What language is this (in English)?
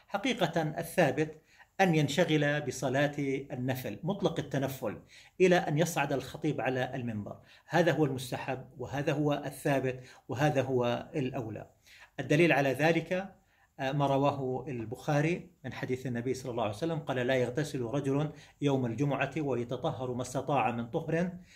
Arabic